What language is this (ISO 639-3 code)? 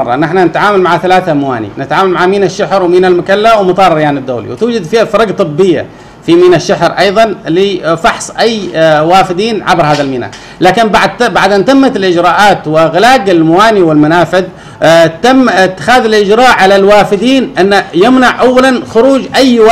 ara